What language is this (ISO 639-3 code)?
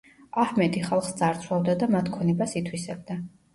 kat